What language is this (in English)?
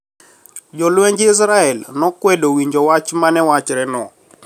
Luo (Kenya and Tanzania)